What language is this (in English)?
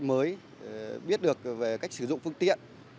Vietnamese